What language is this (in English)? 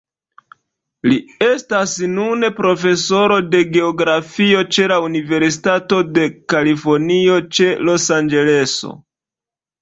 Esperanto